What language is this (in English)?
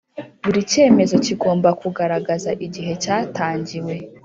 Kinyarwanda